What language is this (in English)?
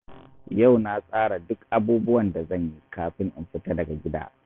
Hausa